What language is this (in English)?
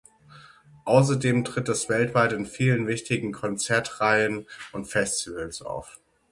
German